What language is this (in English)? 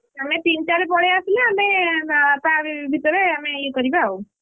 Odia